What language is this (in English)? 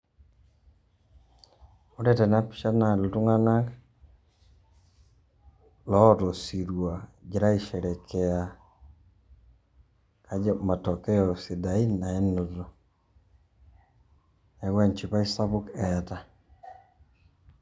Masai